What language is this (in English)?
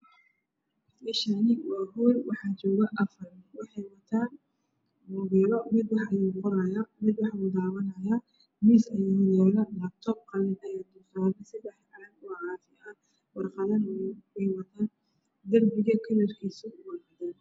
Somali